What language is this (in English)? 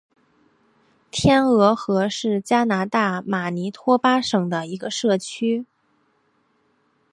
Chinese